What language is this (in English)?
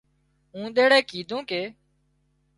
Wadiyara Koli